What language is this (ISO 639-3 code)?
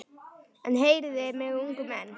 isl